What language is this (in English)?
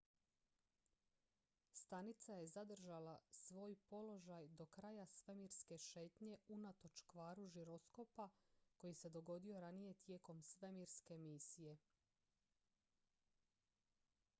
Croatian